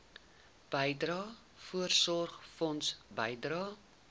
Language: Afrikaans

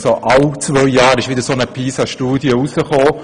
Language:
Swiss German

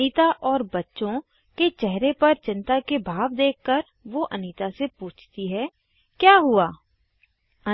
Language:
Hindi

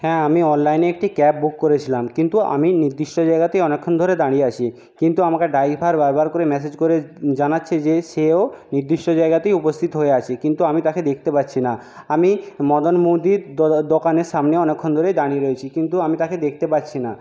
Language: Bangla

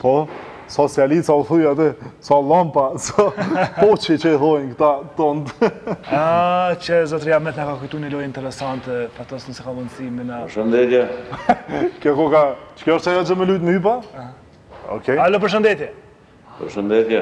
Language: Romanian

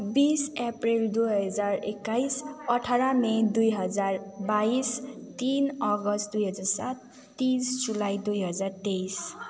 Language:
Nepali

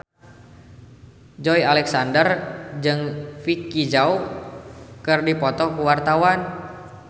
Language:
Sundanese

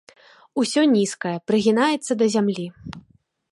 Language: Belarusian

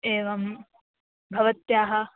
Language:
Sanskrit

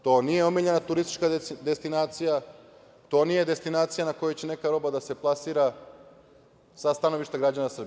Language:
Serbian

